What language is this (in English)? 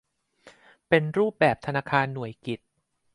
Thai